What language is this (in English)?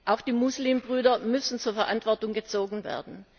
German